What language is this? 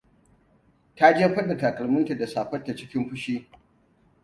Hausa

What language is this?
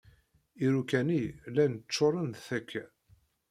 Kabyle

